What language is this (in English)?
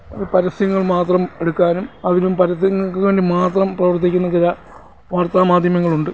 Malayalam